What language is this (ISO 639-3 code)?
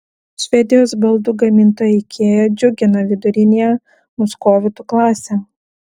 lit